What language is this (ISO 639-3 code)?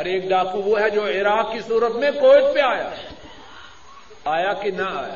urd